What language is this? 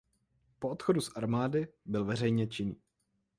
Czech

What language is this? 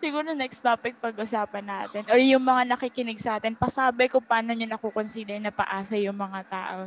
Filipino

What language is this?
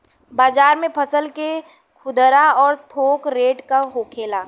Bhojpuri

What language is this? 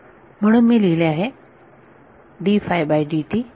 Marathi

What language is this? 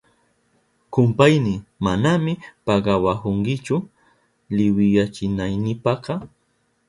Southern Pastaza Quechua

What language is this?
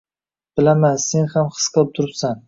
Uzbek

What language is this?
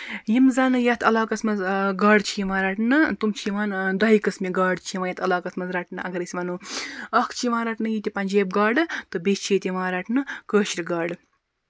Kashmiri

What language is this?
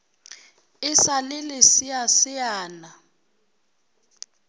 Northern Sotho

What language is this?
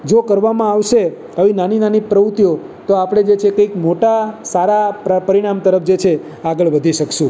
Gujarati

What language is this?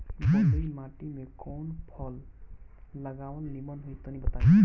Bhojpuri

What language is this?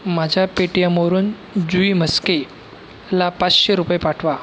Marathi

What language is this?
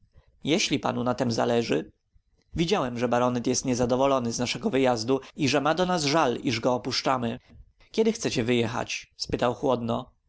Polish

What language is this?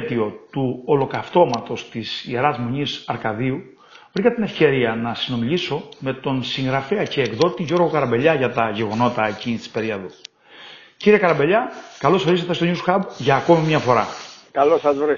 Greek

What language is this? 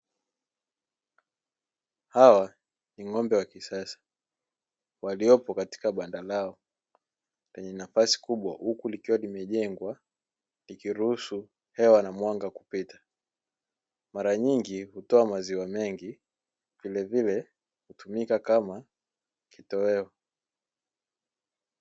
Swahili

